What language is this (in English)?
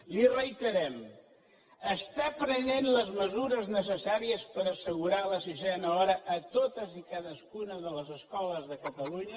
Catalan